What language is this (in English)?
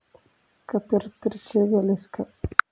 Somali